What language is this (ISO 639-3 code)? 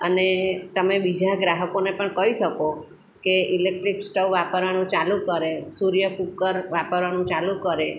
guj